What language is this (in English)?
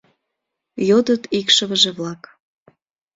Mari